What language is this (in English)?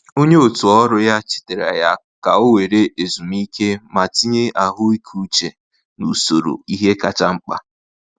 Igbo